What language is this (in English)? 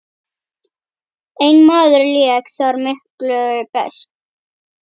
Icelandic